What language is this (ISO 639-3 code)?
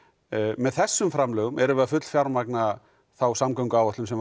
isl